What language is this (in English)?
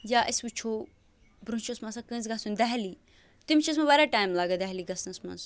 Kashmiri